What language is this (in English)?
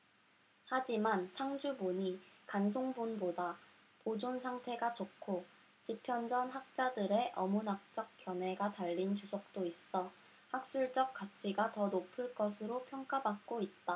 Korean